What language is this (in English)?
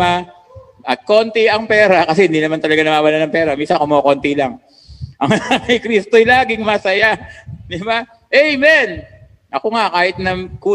Filipino